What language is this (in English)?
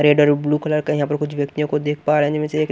Hindi